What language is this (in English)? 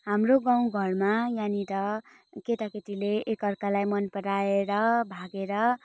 Nepali